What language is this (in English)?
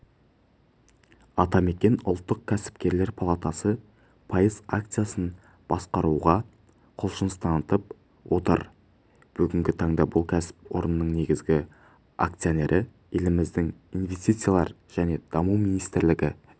Kazakh